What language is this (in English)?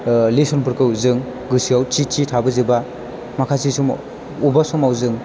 Bodo